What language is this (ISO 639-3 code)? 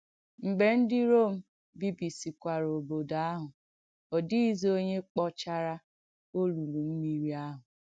ibo